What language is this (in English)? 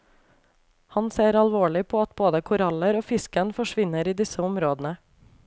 Norwegian